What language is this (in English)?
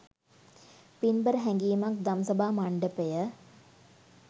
Sinhala